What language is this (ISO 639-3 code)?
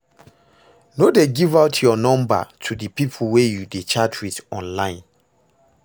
pcm